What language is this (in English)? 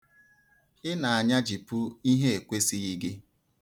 Igbo